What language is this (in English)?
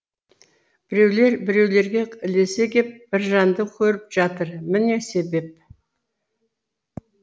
Kazakh